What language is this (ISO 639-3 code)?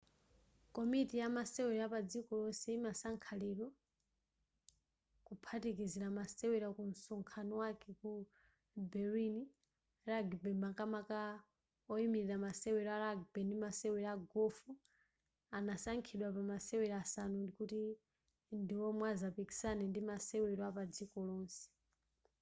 nya